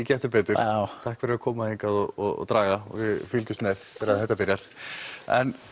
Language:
Icelandic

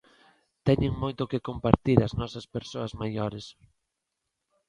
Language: Galician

